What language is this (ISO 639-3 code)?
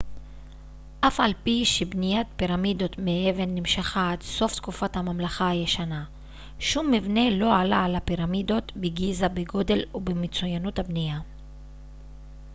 heb